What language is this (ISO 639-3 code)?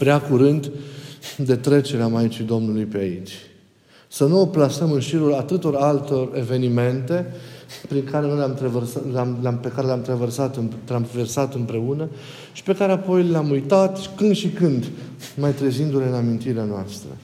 ron